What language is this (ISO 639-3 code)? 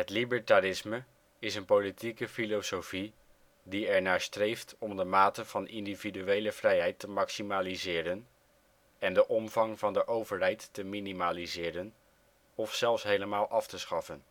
nld